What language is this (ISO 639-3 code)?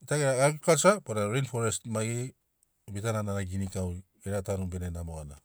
snc